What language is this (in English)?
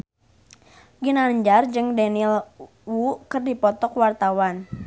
Sundanese